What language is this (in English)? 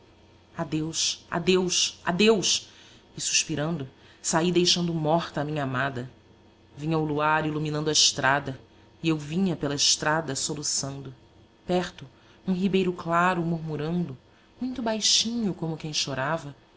Portuguese